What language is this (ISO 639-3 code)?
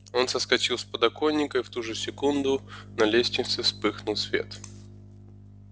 rus